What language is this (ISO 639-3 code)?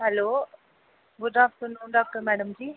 doi